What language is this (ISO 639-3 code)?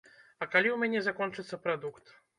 bel